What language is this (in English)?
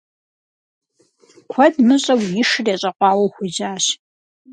Kabardian